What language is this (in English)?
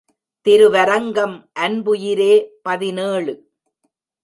Tamil